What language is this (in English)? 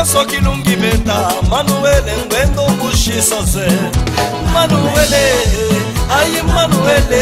Romanian